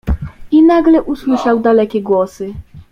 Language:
Polish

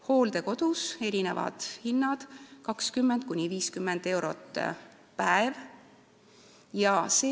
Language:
Estonian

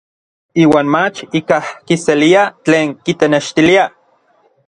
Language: Orizaba Nahuatl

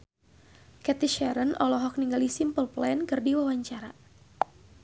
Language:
Sundanese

